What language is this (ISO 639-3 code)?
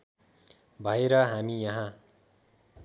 nep